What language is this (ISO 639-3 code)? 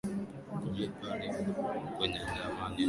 swa